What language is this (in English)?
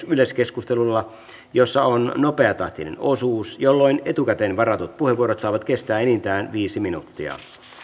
Finnish